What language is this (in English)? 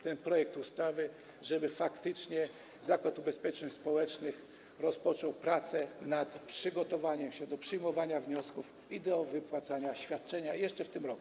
Polish